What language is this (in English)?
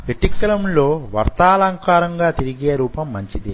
Telugu